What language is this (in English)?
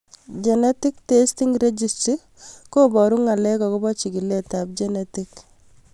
Kalenjin